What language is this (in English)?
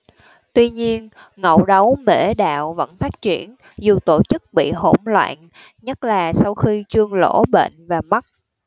Vietnamese